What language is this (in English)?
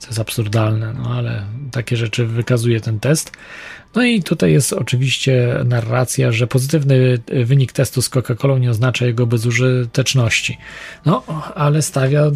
Polish